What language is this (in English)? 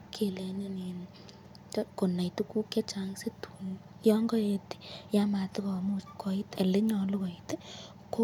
Kalenjin